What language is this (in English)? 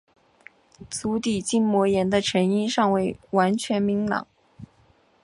Chinese